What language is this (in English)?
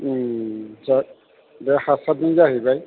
Bodo